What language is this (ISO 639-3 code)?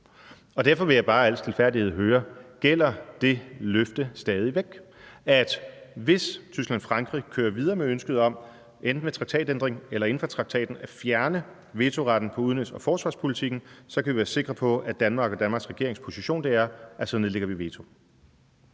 dan